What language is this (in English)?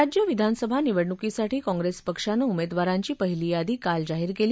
Marathi